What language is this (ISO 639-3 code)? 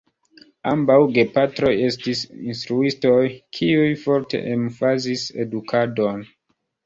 epo